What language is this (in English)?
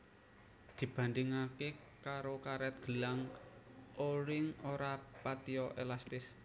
Javanese